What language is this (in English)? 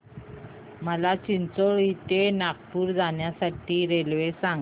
Marathi